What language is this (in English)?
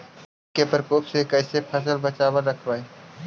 Magahi